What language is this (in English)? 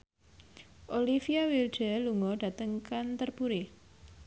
Javanese